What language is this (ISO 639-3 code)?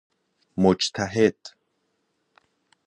fas